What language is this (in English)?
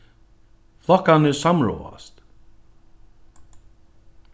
Faroese